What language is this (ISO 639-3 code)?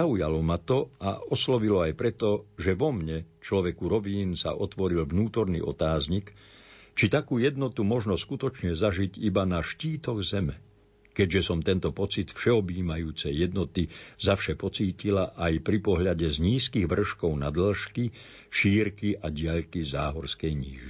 slk